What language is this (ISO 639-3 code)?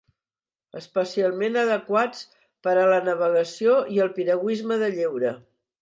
cat